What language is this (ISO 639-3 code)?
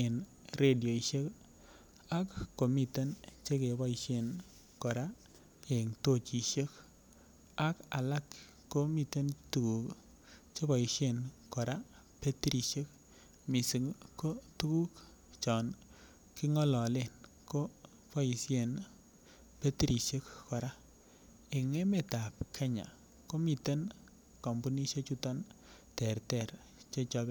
kln